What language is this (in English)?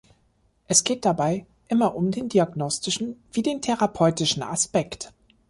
German